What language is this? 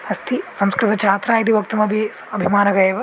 Sanskrit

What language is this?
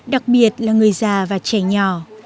Vietnamese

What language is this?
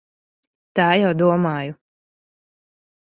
Latvian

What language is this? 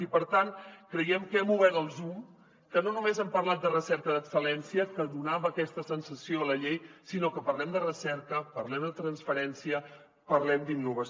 Catalan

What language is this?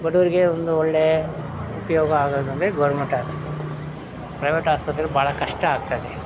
Kannada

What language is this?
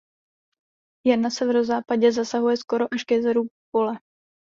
Czech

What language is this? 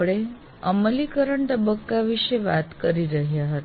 Gujarati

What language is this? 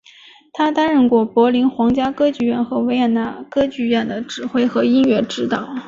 Chinese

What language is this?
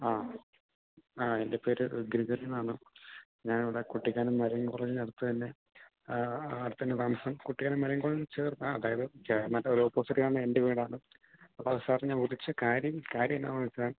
Malayalam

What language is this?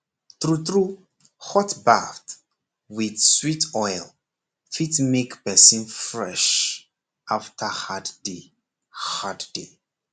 Nigerian Pidgin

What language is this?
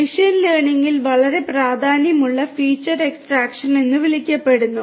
Malayalam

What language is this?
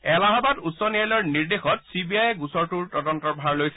Assamese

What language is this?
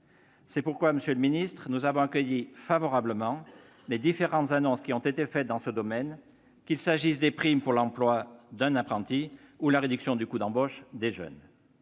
French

